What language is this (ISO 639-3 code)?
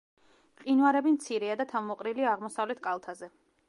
kat